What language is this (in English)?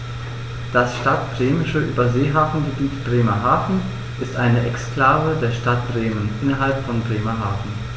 German